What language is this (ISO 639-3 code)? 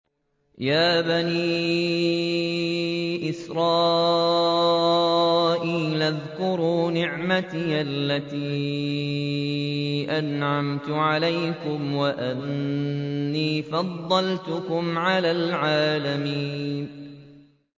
ara